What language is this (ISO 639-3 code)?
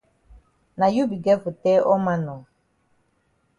wes